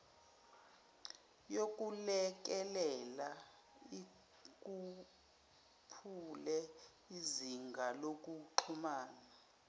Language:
Zulu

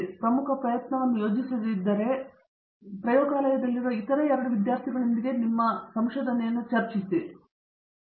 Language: Kannada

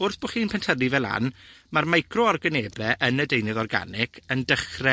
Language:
Welsh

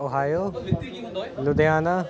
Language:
Punjabi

